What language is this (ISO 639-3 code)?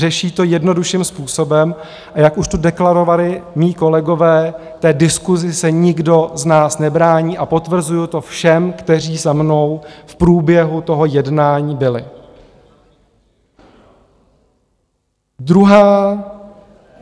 ces